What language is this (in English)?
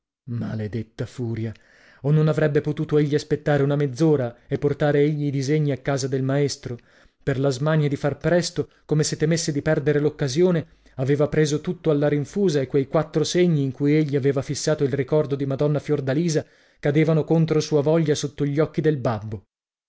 Italian